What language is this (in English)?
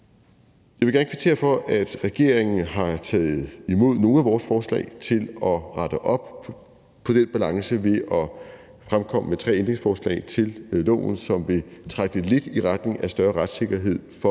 Danish